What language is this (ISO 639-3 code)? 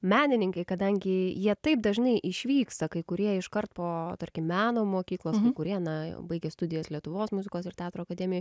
lit